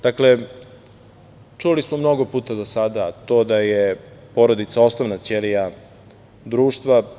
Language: Serbian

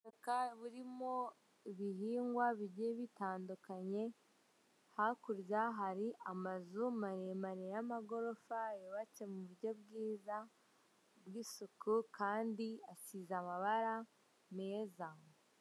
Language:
Kinyarwanda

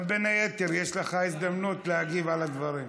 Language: Hebrew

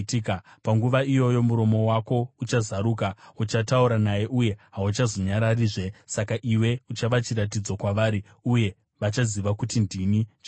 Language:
Shona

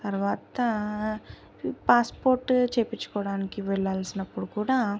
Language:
Telugu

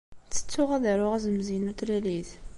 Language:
Kabyle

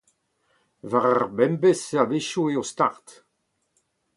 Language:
Breton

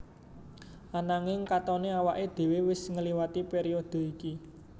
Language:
Javanese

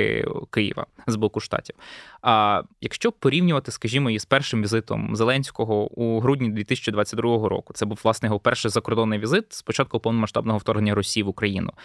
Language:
Ukrainian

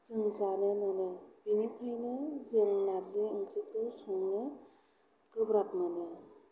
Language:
Bodo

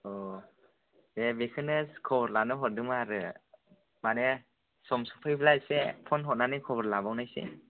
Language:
Bodo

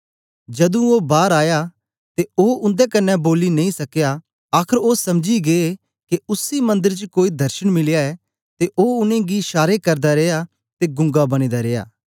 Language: Dogri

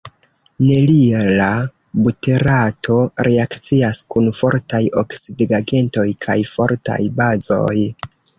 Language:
Esperanto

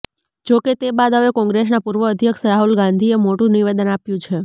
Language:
Gujarati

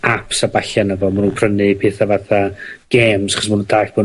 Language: Welsh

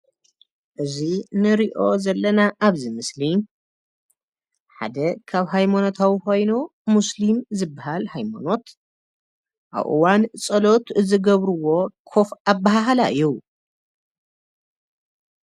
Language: Tigrinya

